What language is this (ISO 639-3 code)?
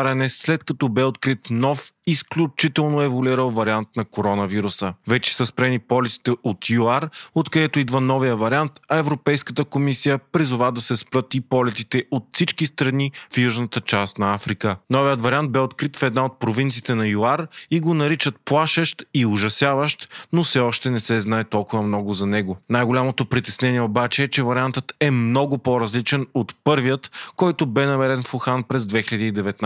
bul